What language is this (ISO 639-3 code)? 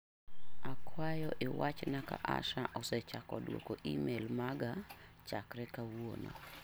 luo